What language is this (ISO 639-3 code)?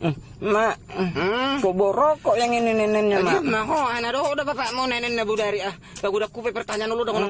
ind